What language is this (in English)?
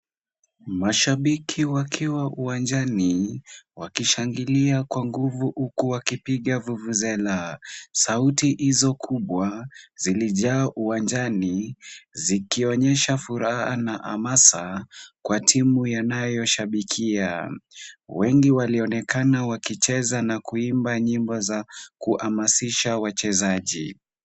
Swahili